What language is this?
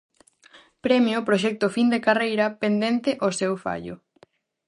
Galician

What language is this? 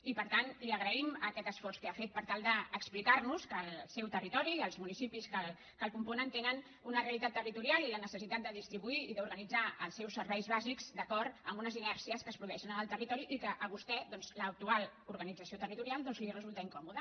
Catalan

